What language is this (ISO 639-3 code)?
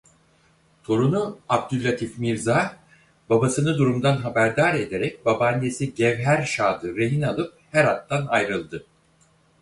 tur